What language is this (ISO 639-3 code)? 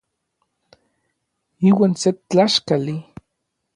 nlv